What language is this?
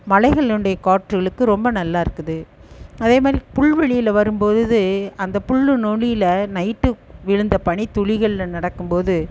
Tamil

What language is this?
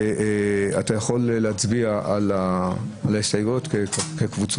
Hebrew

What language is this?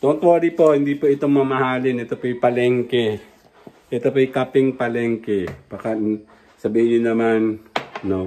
Filipino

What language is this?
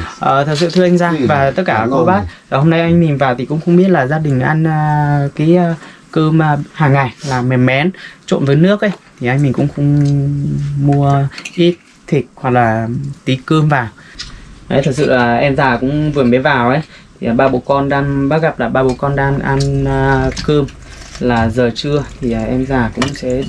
Vietnamese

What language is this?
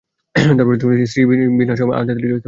Bangla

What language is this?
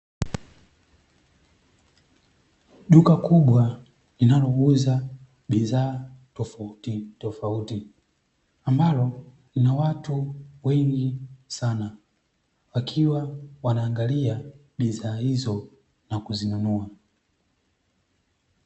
Swahili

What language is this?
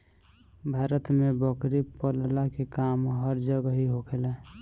Bhojpuri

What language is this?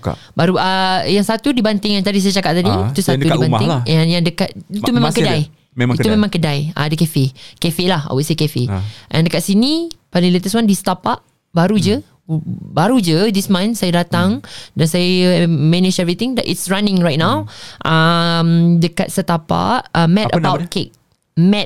Malay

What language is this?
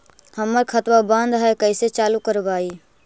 Magahi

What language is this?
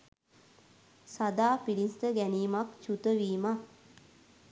Sinhala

